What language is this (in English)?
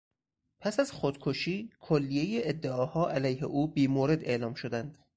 Persian